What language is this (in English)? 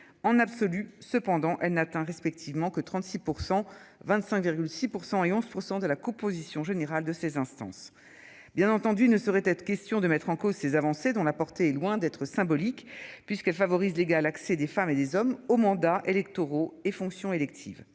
French